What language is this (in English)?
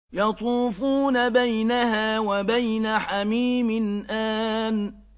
Arabic